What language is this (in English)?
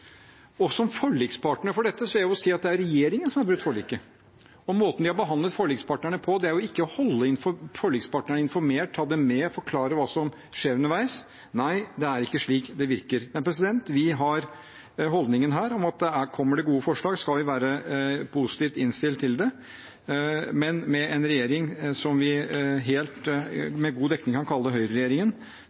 Norwegian Bokmål